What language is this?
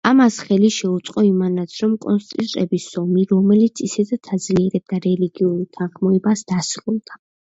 Georgian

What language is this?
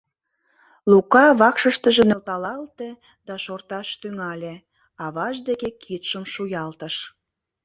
Mari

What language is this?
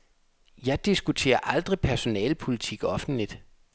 Danish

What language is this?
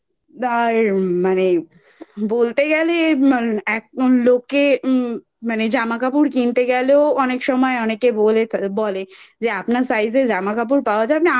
Bangla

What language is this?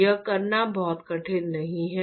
Hindi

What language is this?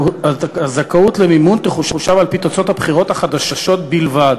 Hebrew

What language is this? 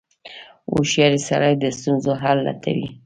Pashto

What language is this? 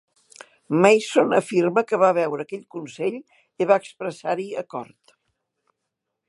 Catalan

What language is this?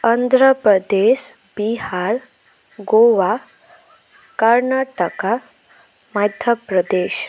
Assamese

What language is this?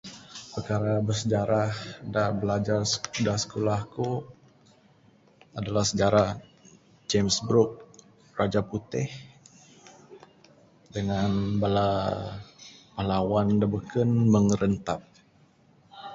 Bukar-Sadung Bidayuh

